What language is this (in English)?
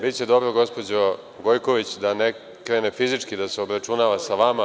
Serbian